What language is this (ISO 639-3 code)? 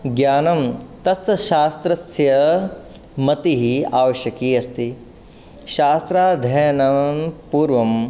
san